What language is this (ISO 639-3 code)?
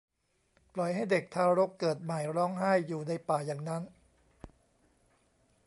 tha